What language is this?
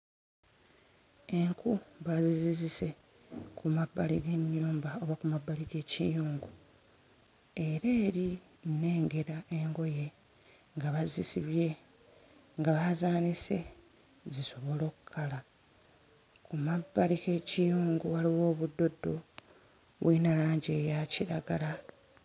Ganda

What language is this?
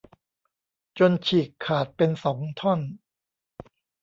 Thai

